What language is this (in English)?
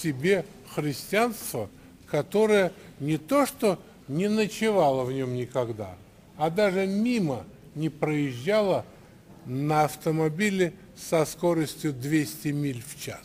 Russian